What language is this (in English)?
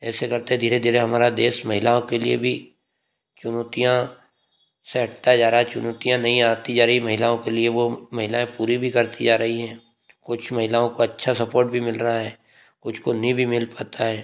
Hindi